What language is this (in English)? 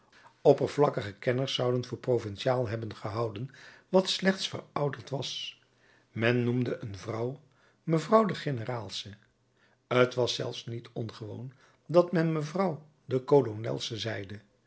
Dutch